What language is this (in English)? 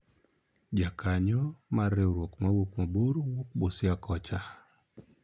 Luo (Kenya and Tanzania)